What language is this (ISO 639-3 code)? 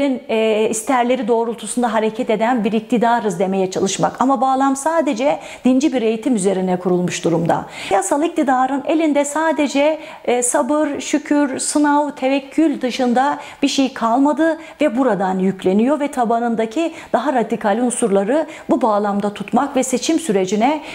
tur